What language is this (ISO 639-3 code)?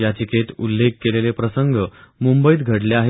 mar